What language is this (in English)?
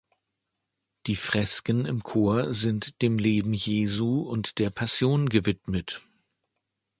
German